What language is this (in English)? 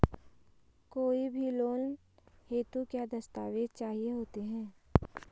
Hindi